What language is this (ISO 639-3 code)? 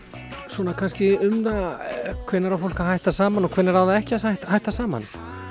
isl